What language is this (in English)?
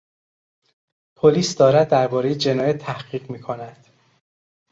Persian